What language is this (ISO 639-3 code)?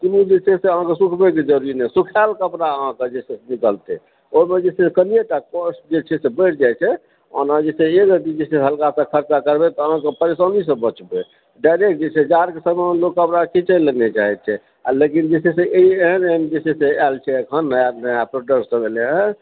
mai